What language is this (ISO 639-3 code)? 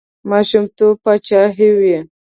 pus